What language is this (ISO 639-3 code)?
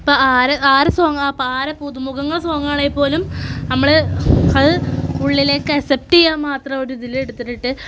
mal